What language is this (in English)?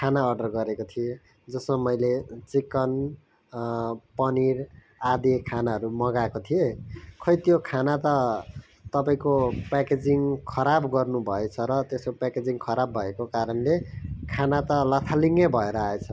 Nepali